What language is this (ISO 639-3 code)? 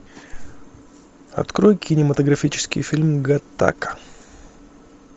rus